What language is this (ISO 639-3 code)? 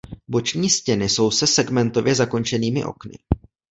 ces